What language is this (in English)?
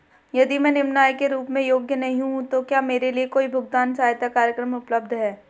Hindi